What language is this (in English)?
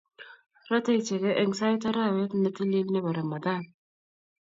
Kalenjin